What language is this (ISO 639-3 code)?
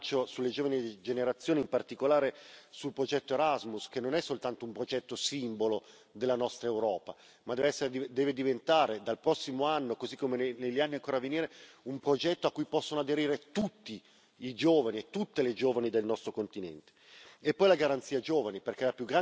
ita